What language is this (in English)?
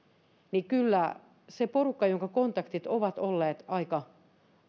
Finnish